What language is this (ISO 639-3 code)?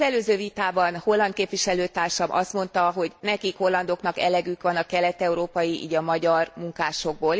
hun